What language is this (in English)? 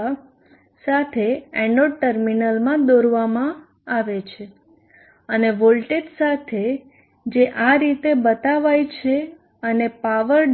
Gujarati